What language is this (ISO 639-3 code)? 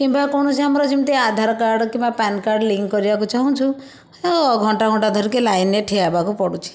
ori